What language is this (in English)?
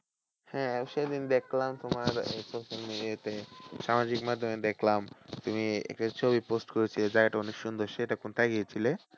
Bangla